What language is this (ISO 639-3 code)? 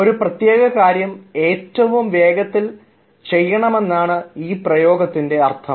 mal